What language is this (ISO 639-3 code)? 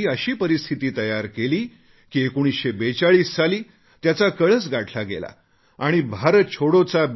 mar